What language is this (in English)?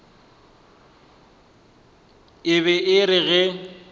Northern Sotho